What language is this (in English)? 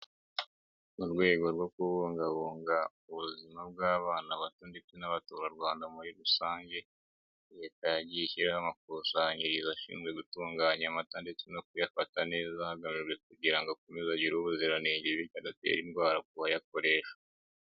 Kinyarwanda